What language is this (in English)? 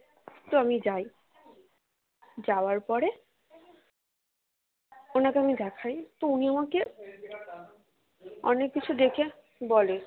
Bangla